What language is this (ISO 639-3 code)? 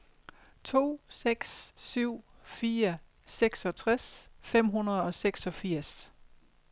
dan